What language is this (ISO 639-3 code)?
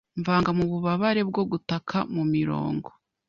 kin